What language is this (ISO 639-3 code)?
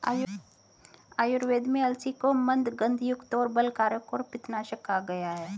hin